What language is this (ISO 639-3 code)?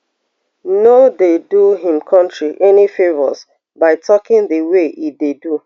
pcm